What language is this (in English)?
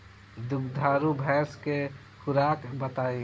Bhojpuri